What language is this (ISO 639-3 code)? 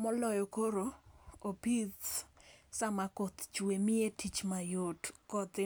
luo